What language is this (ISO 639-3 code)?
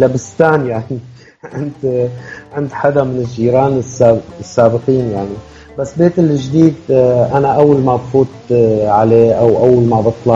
ara